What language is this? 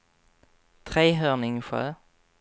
Swedish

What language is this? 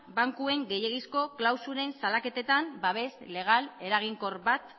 Basque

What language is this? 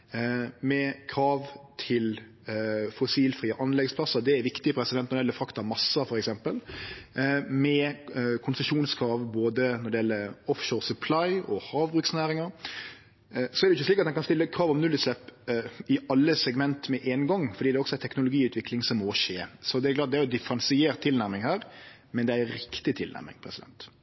Norwegian Nynorsk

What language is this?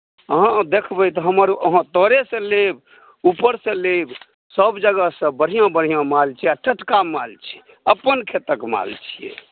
Maithili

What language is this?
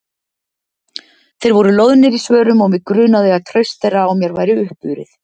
Icelandic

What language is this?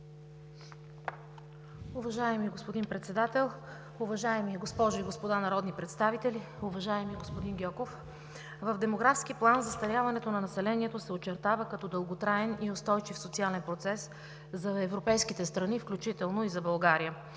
Bulgarian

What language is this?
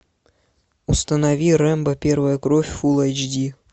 Russian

